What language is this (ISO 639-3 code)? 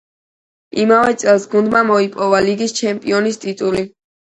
kat